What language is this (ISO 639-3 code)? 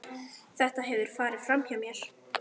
isl